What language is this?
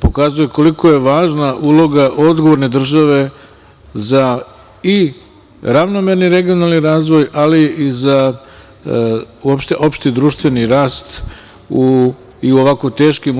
Serbian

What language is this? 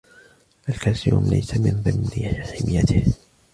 Arabic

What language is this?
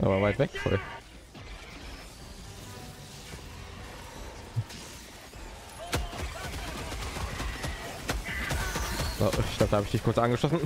German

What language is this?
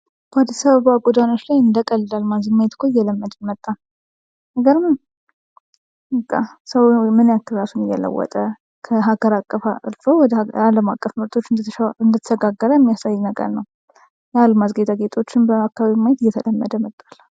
Amharic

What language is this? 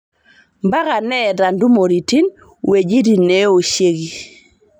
Masai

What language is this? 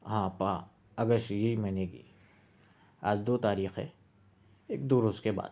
Urdu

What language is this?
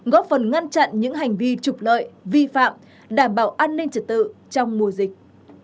Vietnamese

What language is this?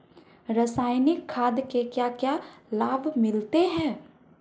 Hindi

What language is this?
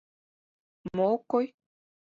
Mari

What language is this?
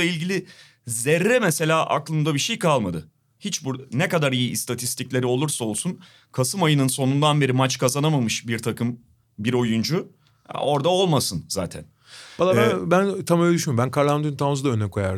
Turkish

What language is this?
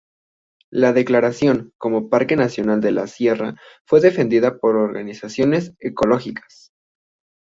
Spanish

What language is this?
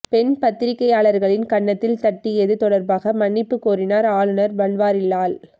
Tamil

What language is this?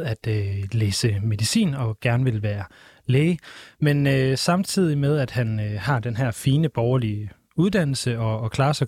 Danish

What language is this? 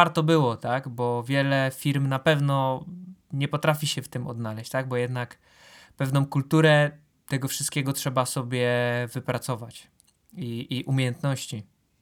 Polish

